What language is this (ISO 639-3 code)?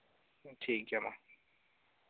sat